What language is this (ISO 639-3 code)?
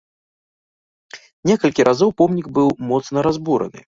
bel